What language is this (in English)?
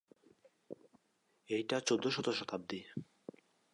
Bangla